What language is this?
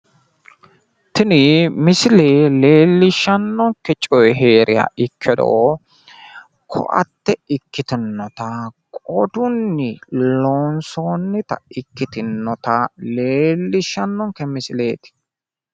Sidamo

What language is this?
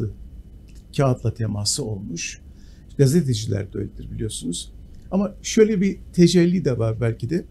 Turkish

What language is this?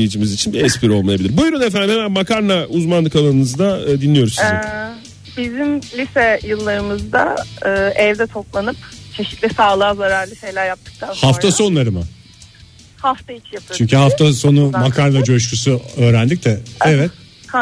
Turkish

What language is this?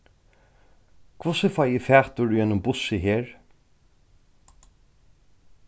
Faroese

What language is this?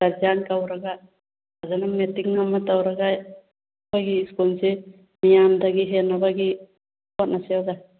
Manipuri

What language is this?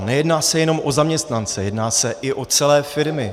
Czech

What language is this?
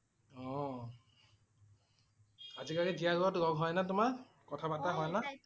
Assamese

